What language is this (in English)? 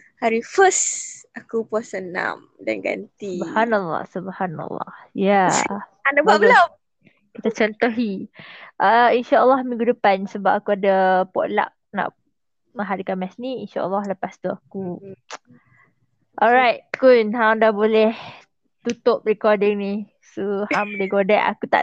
Malay